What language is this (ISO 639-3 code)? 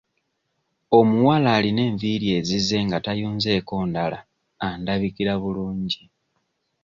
lug